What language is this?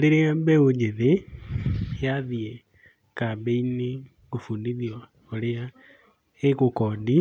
Kikuyu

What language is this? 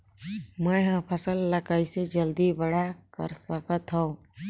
Chhattisgarhi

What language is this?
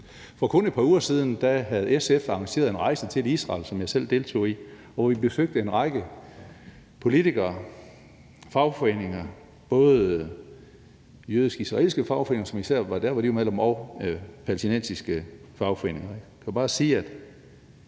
Danish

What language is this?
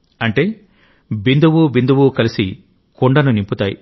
Telugu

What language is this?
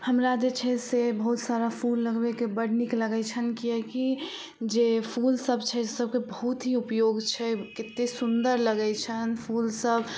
Maithili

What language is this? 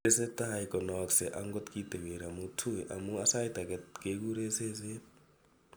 Kalenjin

